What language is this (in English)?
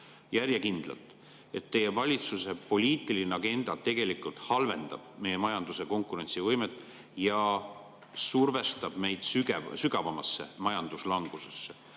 Estonian